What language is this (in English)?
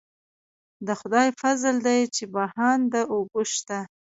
Pashto